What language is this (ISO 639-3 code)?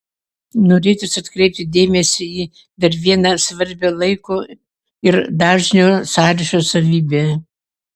lit